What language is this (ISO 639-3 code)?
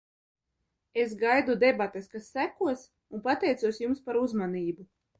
lav